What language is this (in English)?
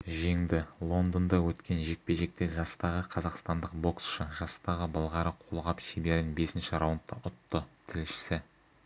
Kazakh